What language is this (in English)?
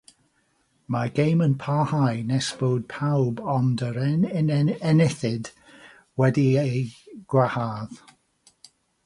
Welsh